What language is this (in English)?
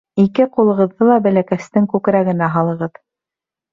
Bashkir